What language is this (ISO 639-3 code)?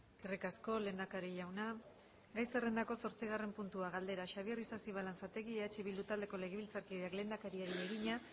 eus